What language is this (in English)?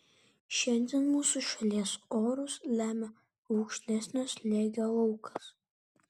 Lithuanian